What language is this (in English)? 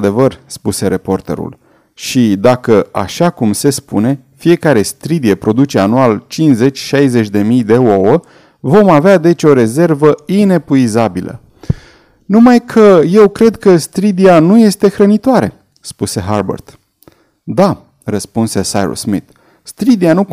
Romanian